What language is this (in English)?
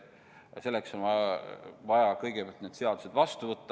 Estonian